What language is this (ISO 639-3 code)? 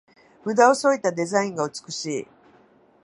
jpn